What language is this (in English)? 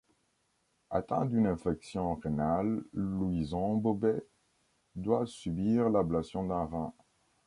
French